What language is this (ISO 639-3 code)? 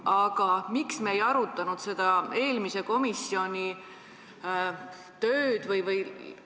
est